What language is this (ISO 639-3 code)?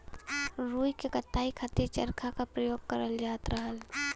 bho